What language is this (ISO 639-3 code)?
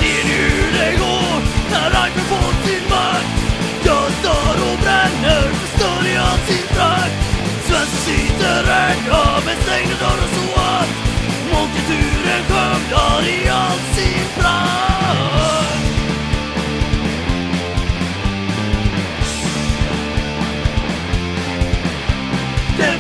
tur